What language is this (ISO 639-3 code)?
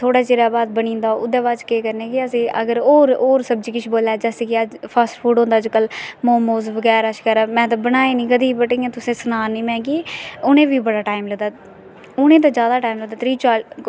doi